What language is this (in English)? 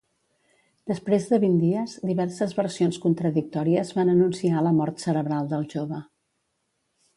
Catalan